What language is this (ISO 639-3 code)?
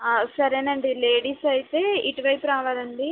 tel